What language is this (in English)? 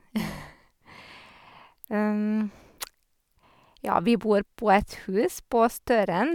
Norwegian